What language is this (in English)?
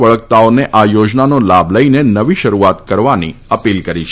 Gujarati